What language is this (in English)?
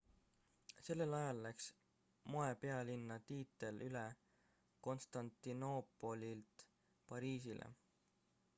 Estonian